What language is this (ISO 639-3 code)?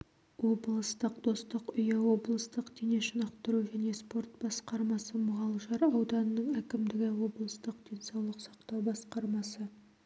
kaz